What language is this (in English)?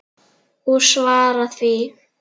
Icelandic